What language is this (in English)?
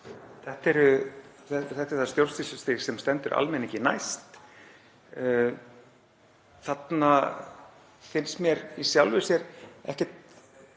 Icelandic